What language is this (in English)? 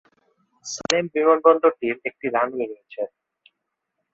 Bangla